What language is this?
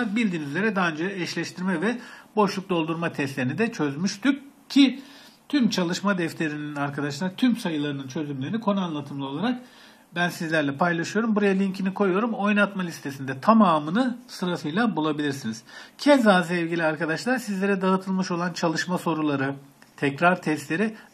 Turkish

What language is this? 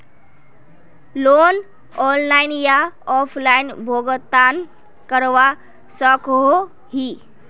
Magahi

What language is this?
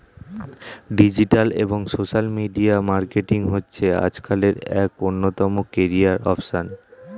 Bangla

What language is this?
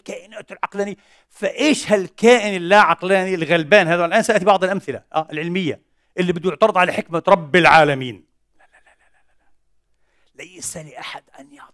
Arabic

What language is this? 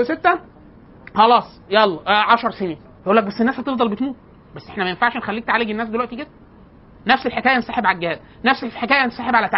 Arabic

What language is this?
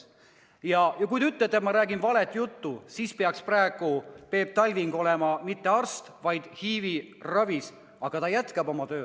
Estonian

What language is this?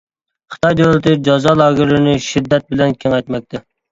Uyghur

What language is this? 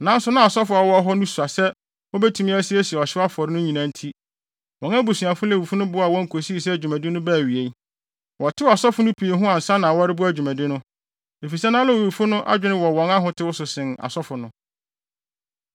Akan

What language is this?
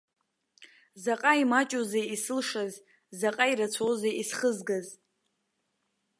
Abkhazian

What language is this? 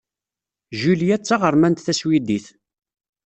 Kabyle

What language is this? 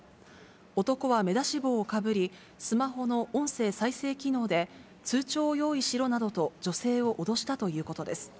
Japanese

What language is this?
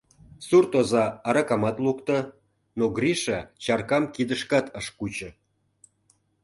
Mari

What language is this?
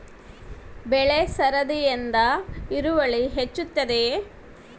Kannada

